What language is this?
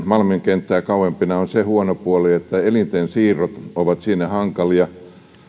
Finnish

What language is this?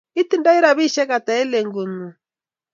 Kalenjin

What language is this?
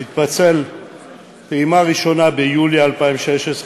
Hebrew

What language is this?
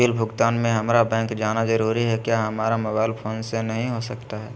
Magahi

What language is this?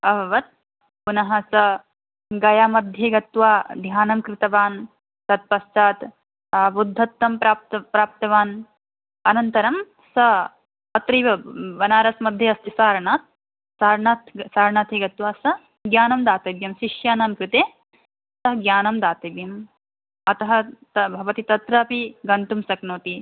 Sanskrit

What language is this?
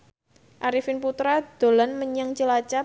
Javanese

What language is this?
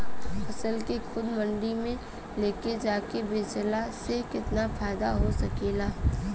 Bhojpuri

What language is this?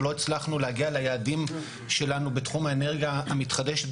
Hebrew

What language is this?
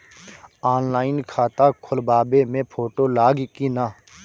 Bhojpuri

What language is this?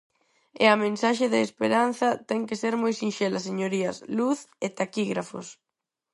Galician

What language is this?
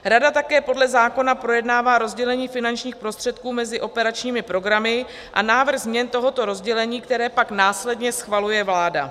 Czech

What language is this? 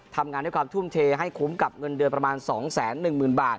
Thai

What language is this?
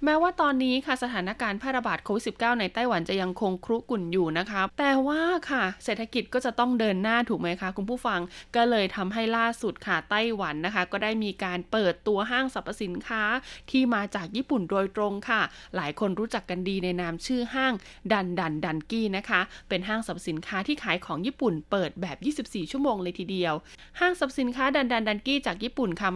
Thai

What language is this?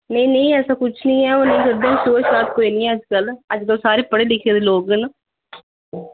Dogri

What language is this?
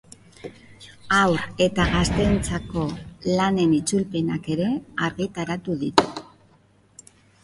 Basque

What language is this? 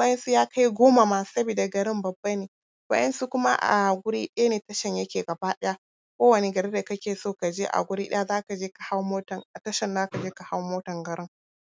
Hausa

